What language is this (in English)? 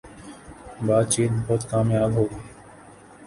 Urdu